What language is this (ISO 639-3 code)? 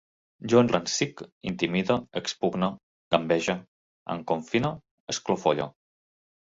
cat